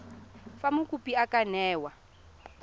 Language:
Tswana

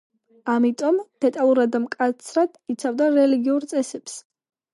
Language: Georgian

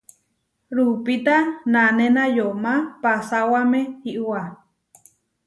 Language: Huarijio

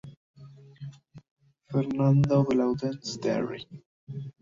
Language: Spanish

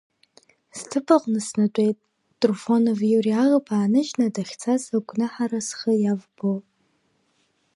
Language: Abkhazian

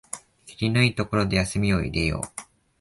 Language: Japanese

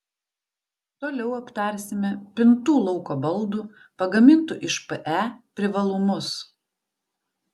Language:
Lithuanian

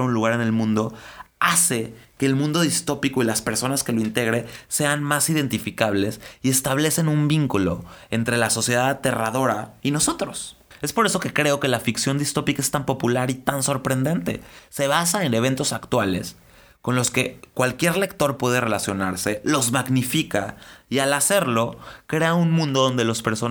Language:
Spanish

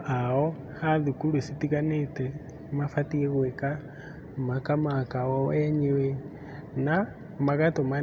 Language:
Kikuyu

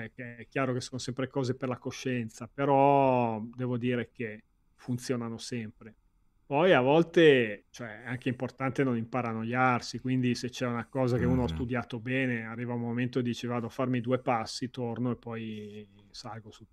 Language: Italian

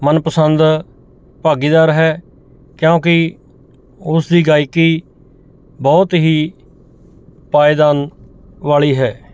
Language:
Punjabi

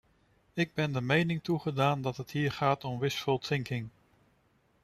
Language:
Dutch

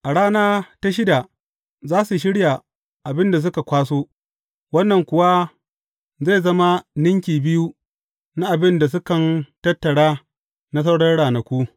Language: Hausa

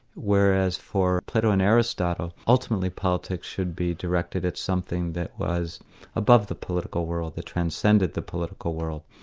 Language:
English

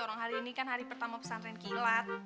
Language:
Indonesian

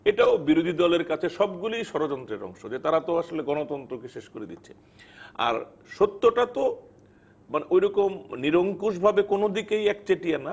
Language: Bangla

